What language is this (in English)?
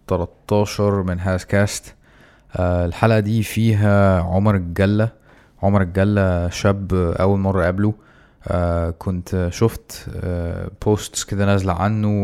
Arabic